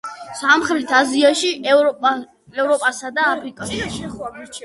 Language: Georgian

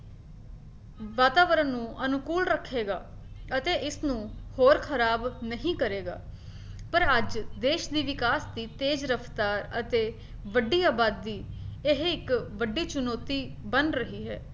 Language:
Punjabi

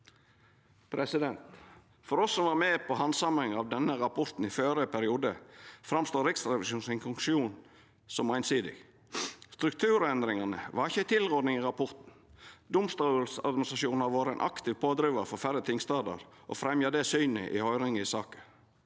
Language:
Norwegian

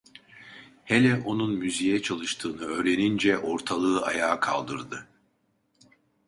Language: Turkish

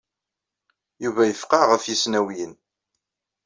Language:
Kabyle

